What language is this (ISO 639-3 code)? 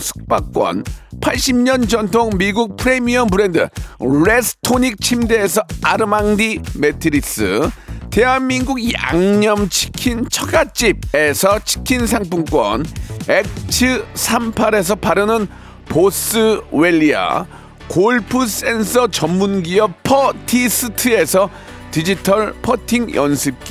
kor